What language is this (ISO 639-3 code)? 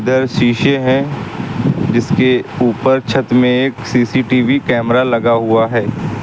hin